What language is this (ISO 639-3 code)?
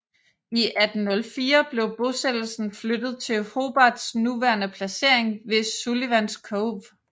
dan